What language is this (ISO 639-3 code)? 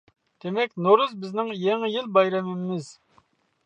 uig